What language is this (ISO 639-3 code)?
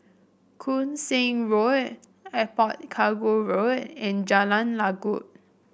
eng